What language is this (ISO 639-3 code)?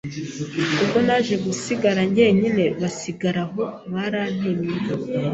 kin